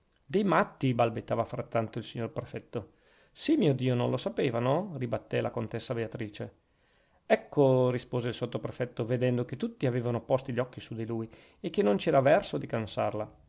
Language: Italian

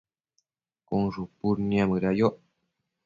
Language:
Matsés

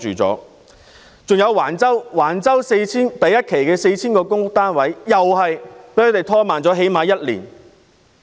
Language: Cantonese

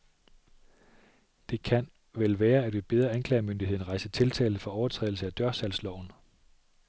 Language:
Danish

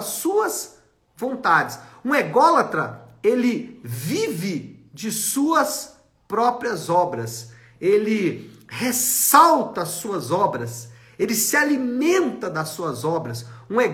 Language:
Portuguese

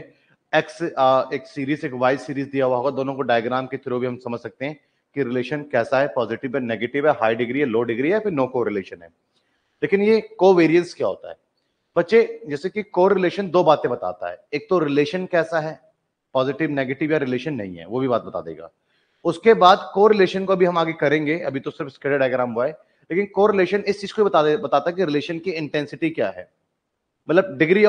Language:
Hindi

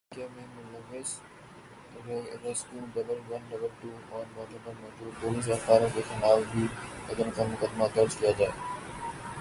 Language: Urdu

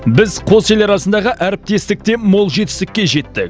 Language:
Kazakh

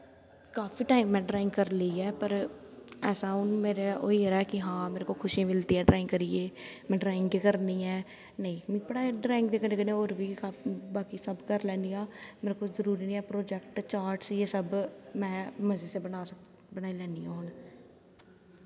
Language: Dogri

